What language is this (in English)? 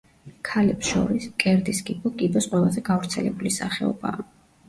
Georgian